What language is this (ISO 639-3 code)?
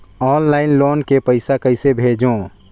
hne